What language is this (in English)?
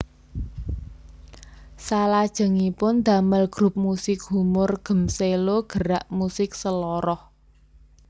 Javanese